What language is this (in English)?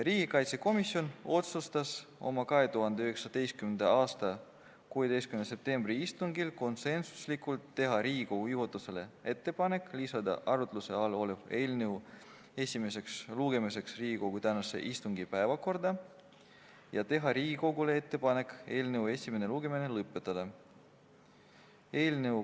Estonian